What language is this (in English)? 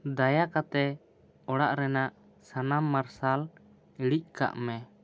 Santali